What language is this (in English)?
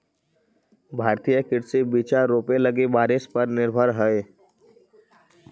Magahi